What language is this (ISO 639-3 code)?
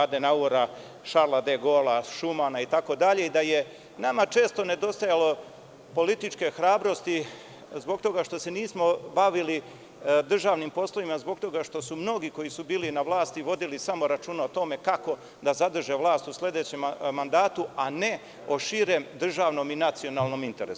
srp